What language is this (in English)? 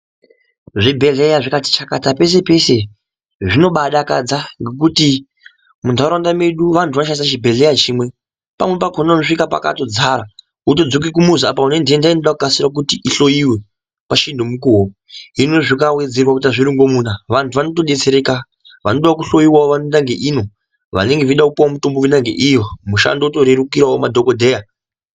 Ndau